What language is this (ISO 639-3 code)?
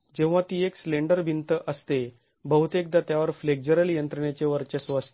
mar